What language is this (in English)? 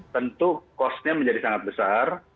Indonesian